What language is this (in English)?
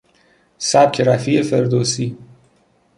Persian